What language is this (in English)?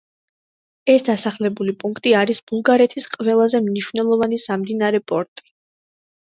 Georgian